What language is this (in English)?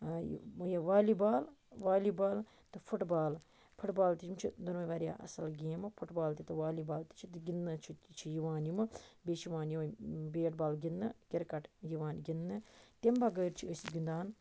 Kashmiri